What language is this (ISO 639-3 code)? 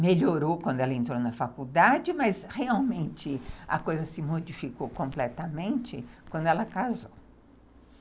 por